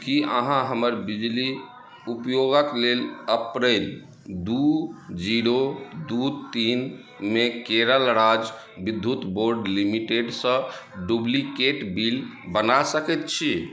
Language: Maithili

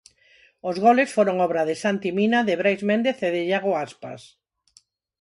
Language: Galician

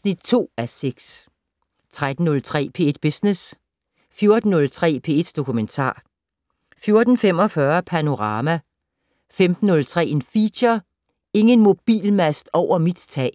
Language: Danish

